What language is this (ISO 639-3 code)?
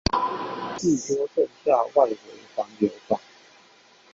zho